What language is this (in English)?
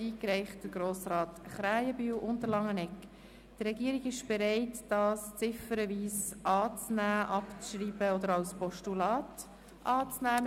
Swiss German